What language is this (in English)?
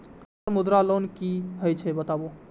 Maithili